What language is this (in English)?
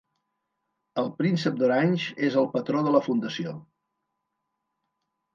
Catalan